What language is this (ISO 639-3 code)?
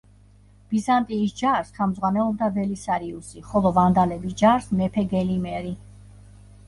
kat